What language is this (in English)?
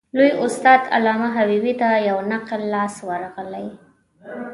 Pashto